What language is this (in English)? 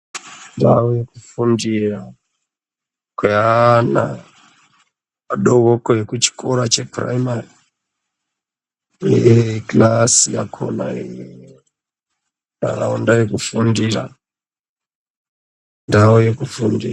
Ndau